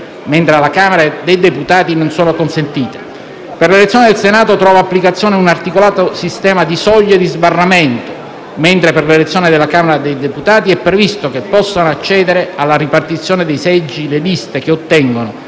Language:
Italian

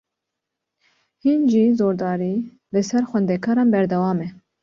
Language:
Kurdish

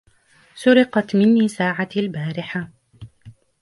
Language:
Arabic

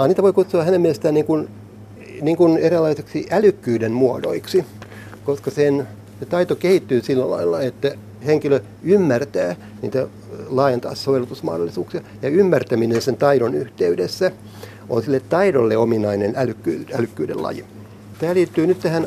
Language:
Finnish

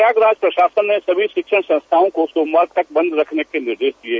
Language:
Hindi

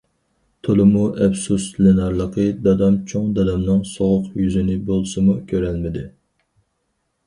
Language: Uyghur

